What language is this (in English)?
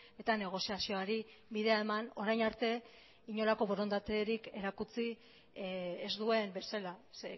Basque